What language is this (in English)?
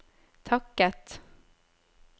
Norwegian